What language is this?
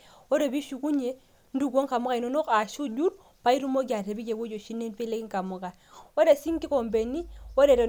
Masai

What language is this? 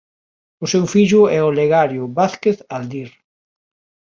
Galician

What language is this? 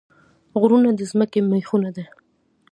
Pashto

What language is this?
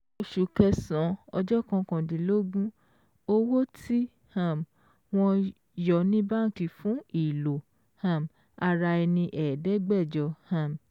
Yoruba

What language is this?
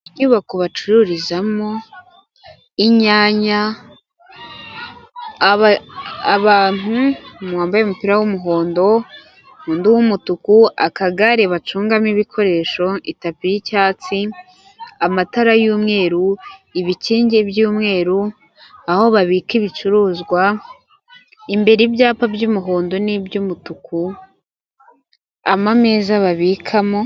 Kinyarwanda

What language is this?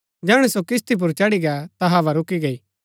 Gaddi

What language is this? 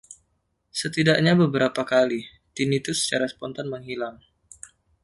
Indonesian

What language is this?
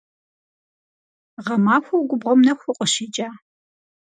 Kabardian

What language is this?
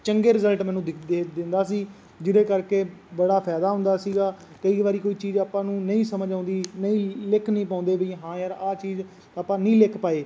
Punjabi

